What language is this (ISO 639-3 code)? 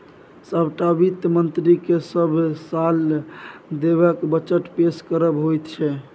mai